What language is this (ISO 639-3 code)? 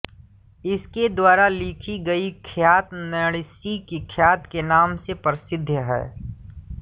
hin